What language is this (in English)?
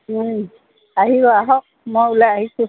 Assamese